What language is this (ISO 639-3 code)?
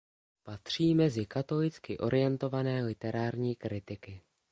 ces